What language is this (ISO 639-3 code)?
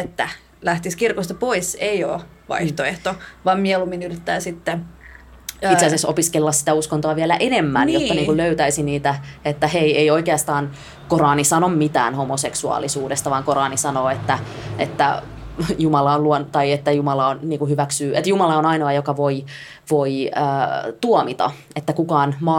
fin